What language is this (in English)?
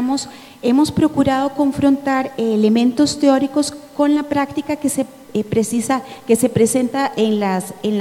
Spanish